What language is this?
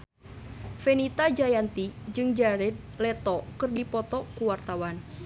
Sundanese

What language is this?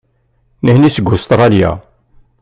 Kabyle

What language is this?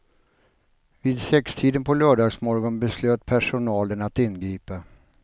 Swedish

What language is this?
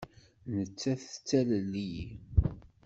Kabyle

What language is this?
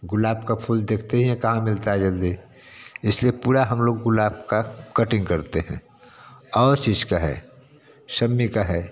Hindi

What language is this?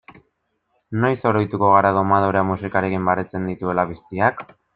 Basque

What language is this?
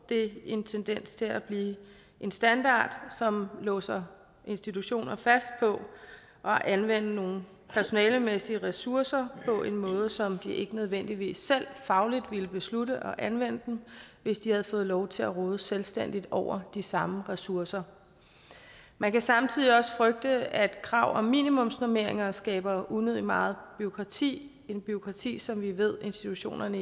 Danish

